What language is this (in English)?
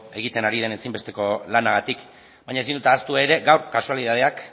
Basque